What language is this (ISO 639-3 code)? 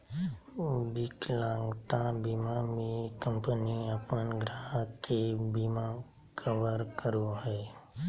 mag